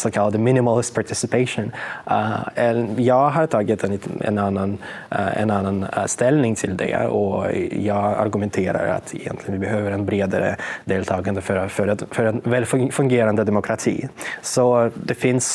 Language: Swedish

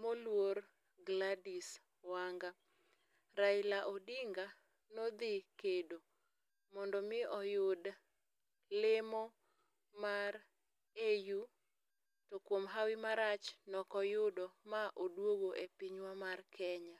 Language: Luo (Kenya and Tanzania)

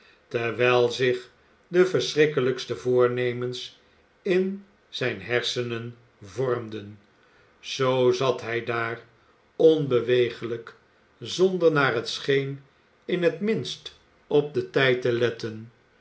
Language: Dutch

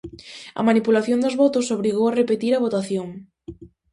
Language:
Galician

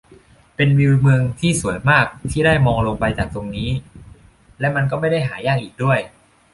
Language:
Thai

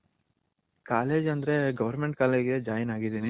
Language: Kannada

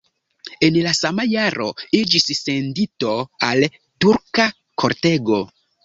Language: Esperanto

